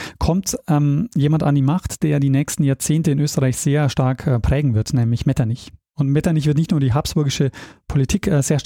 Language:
German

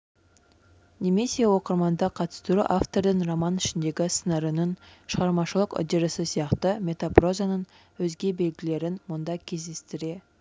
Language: Kazakh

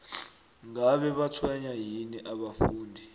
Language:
South Ndebele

